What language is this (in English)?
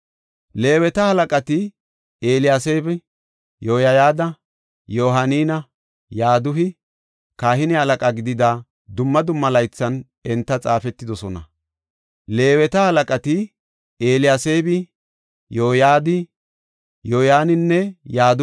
Gofa